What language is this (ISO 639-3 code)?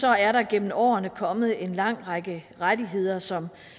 dan